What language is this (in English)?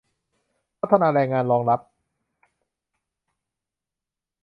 Thai